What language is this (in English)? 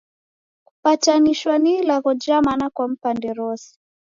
Taita